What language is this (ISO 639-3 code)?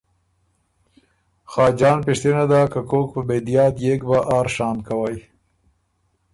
oru